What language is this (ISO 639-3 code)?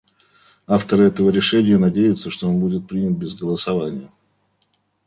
rus